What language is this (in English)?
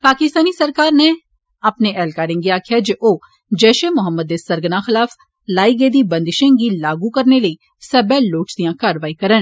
Dogri